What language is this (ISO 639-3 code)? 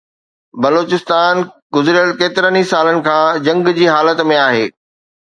snd